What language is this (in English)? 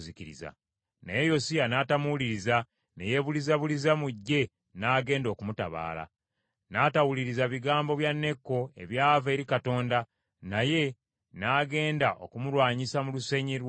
Ganda